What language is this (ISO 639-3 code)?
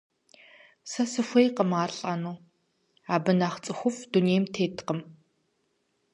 kbd